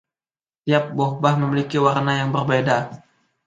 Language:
Indonesian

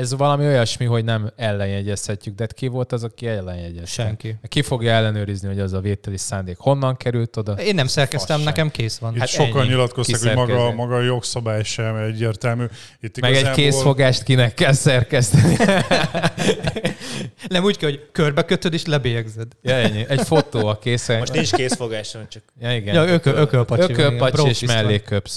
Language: Hungarian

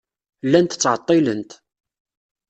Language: Kabyle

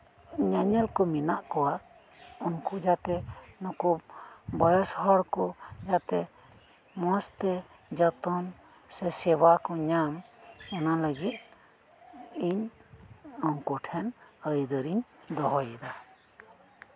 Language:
Santali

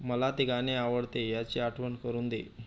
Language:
Marathi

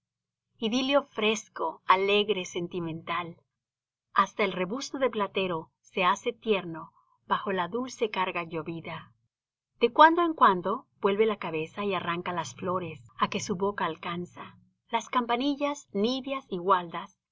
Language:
Spanish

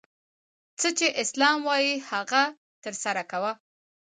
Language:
Pashto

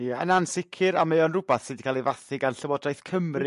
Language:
Welsh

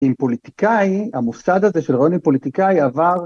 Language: Hebrew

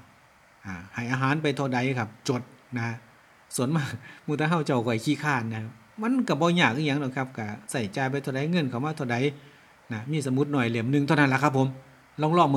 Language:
Thai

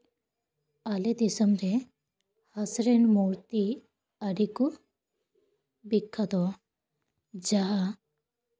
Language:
Santali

